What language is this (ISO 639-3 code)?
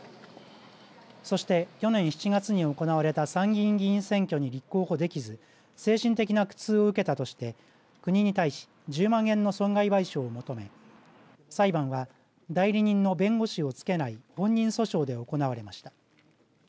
jpn